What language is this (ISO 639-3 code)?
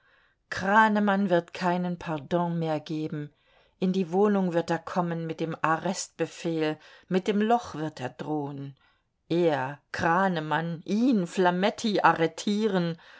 deu